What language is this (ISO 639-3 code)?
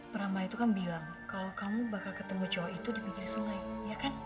ind